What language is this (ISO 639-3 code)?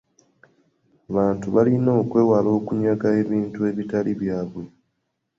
lug